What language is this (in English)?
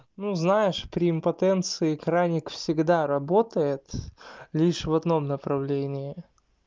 Russian